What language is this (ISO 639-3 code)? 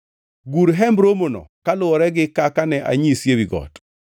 luo